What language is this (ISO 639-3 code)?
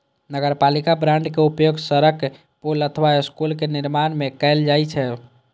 mai